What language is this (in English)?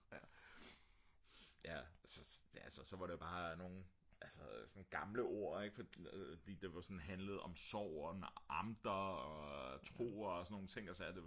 Danish